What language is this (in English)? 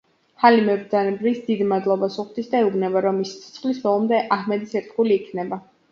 Georgian